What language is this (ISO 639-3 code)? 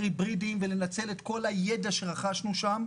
heb